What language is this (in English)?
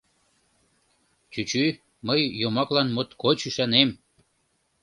Mari